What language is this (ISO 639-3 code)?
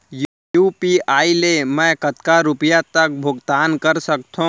hne